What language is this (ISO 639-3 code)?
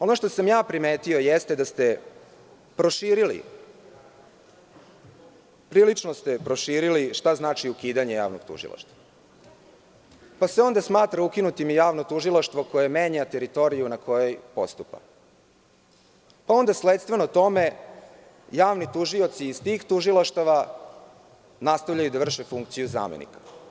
srp